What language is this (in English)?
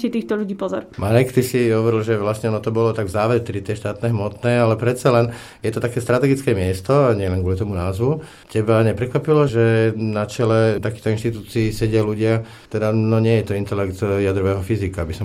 Slovak